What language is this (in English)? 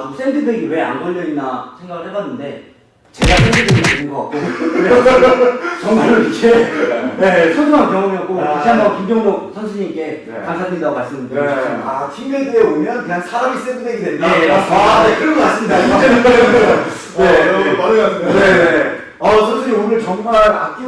Korean